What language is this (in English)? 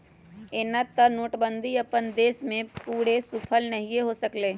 Magahi